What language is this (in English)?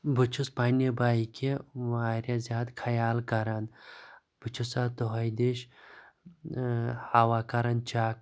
Kashmiri